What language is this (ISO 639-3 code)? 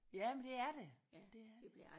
dan